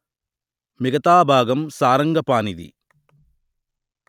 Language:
Telugu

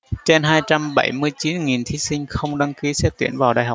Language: Vietnamese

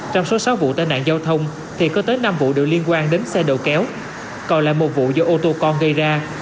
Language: Vietnamese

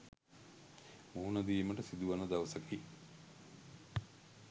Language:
Sinhala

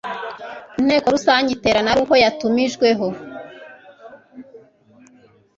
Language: Kinyarwanda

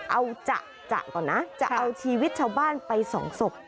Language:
Thai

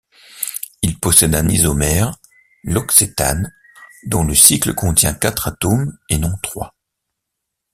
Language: French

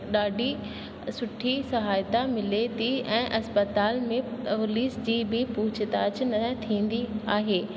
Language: Sindhi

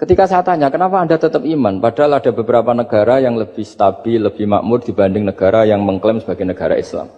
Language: Indonesian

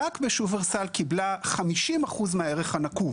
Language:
Hebrew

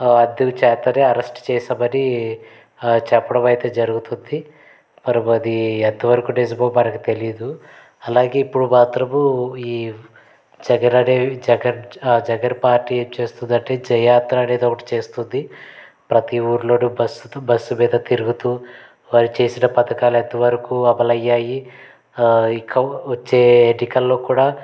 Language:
Telugu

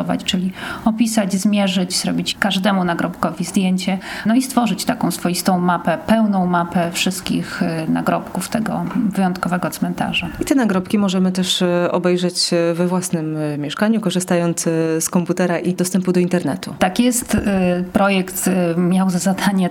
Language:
Polish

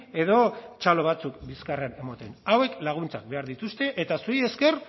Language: Basque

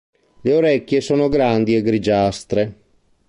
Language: Italian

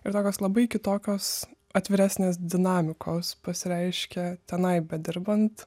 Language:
Lithuanian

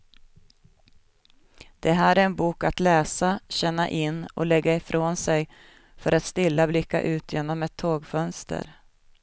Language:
Swedish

